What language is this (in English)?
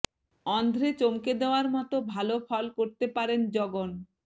Bangla